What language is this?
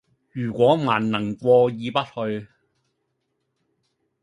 Cantonese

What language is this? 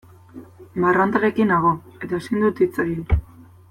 Basque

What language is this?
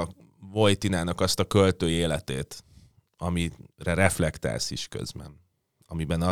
Hungarian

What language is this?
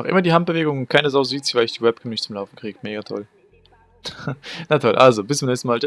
German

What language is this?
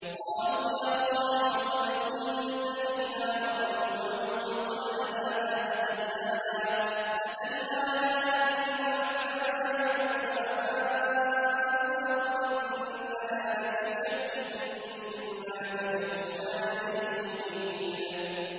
Arabic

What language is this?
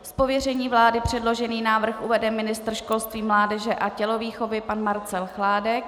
Czech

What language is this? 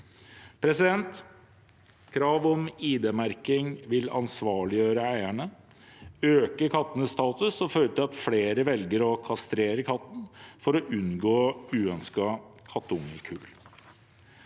Norwegian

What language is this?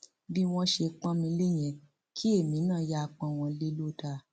Yoruba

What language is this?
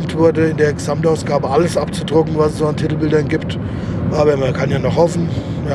German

